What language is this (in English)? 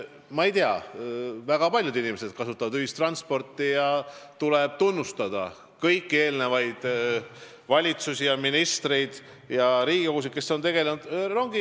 Estonian